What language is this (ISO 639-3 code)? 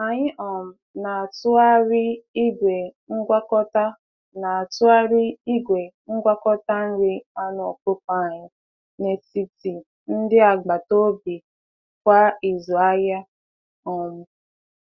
ibo